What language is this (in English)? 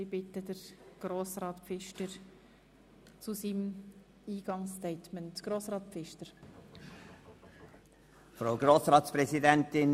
Swiss German